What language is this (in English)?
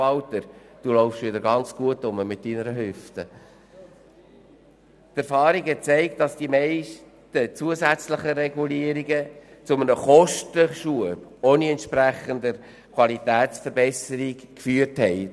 Swiss German